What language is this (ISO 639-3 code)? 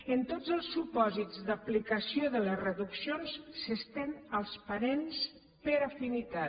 cat